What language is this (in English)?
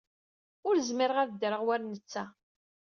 Kabyle